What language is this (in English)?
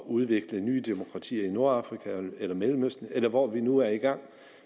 Danish